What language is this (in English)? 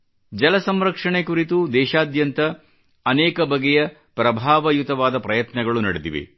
Kannada